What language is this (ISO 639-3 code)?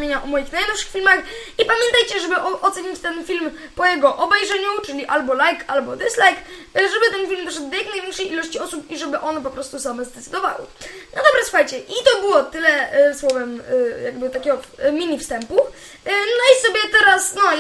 pol